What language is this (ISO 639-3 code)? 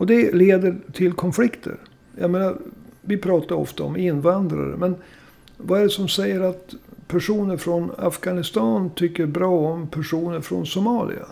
swe